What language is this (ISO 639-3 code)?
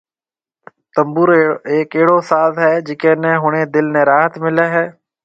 mve